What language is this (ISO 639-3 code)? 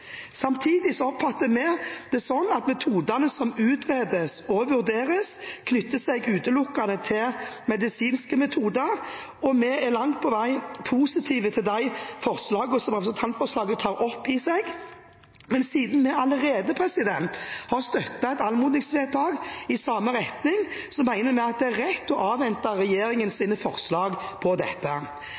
nob